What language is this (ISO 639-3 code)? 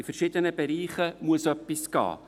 gsw